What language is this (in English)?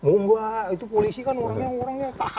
Indonesian